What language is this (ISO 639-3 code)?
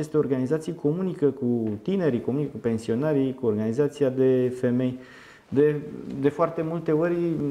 ron